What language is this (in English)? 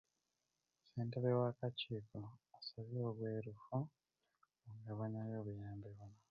Ganda